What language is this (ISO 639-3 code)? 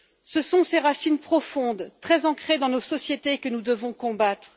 fra